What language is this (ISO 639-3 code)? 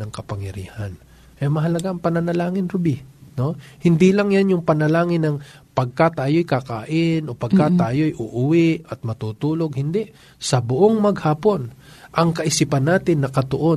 fil